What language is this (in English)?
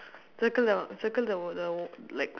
English